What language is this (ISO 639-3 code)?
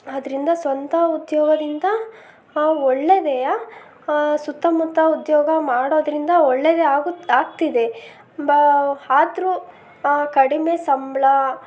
kan